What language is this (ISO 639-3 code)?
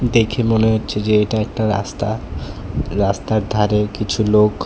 ben